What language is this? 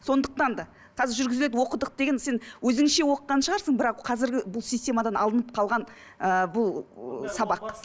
Kazakh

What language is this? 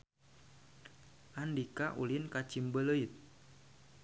Sundanese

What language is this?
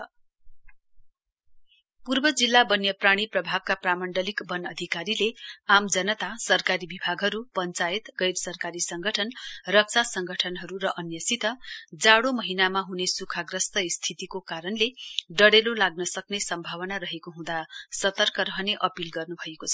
Nepali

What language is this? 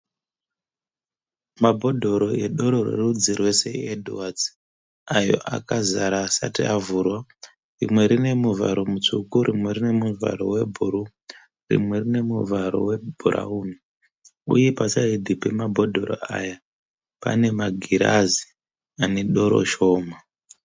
Shona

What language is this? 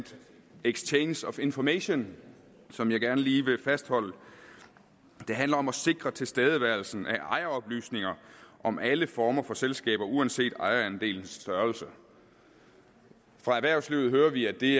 Danish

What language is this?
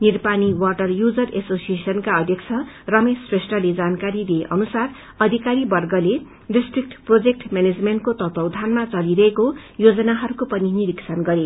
Nepali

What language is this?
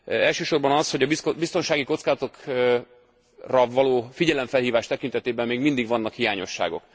Hungarian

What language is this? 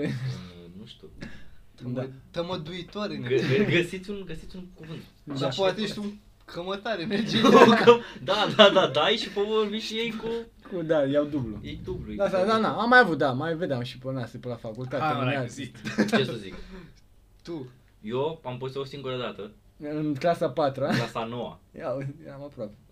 Romanian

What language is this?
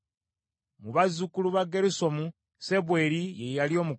Ganda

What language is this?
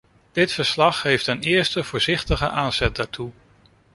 Dutch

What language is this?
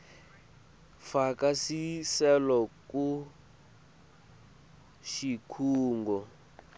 Swati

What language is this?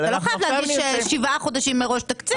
Hebrew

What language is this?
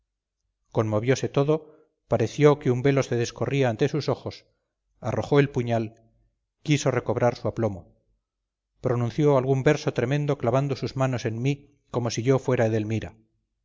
Spanish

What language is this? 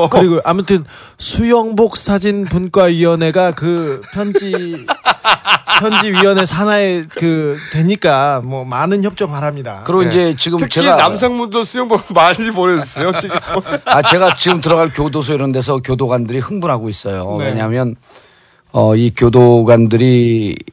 Korean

